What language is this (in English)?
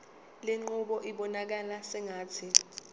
Zulu